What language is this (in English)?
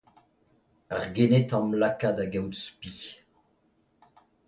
Breton